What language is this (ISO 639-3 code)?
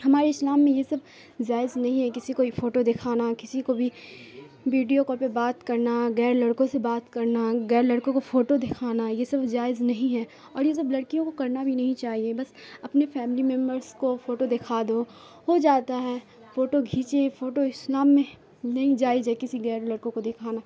urd